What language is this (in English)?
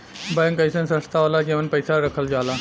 Bhojpuri